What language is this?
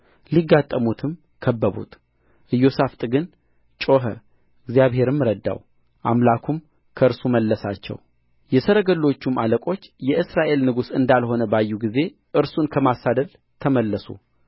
Amharic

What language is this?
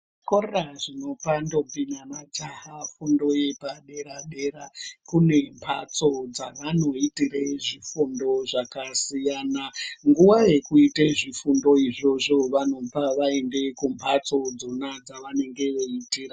Ndau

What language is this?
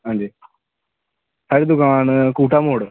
Dogri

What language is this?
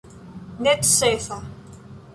Esperanto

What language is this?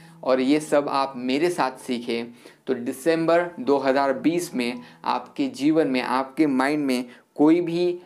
Hindi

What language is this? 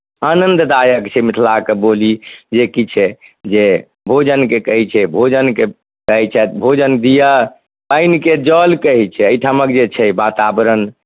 Maithili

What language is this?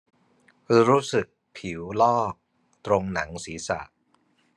Thai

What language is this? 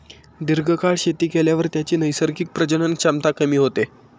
Marathi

